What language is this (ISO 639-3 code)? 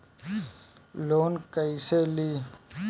bho